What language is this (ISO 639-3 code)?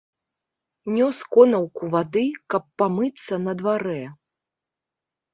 bel